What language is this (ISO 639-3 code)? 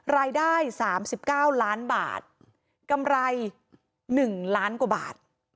tha